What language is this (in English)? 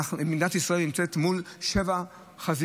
Hebrew